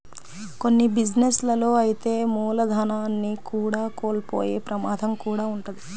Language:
Telugu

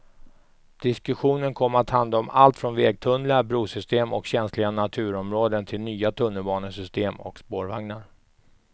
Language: Swedish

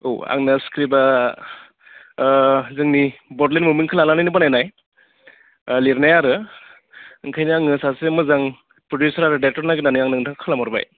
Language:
Bodo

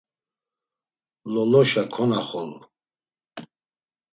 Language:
Laz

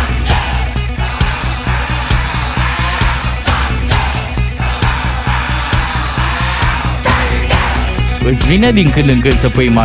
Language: Romanian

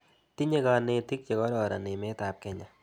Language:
Kalenjin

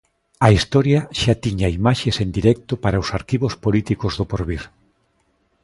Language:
Galician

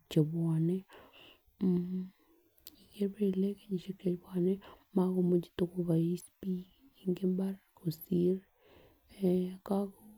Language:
Kalenjin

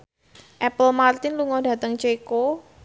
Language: Javanese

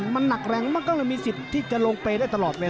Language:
Thai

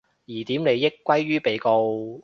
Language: Cantonese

